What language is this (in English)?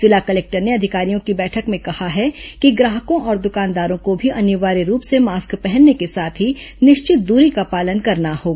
Hindi